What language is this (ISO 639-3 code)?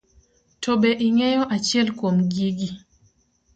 luo